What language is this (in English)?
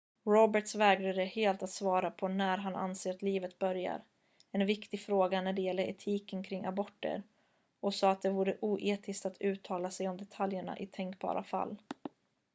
Swedish